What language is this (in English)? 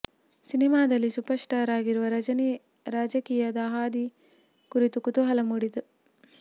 Kannada